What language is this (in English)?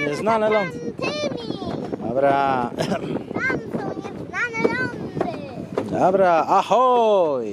Polish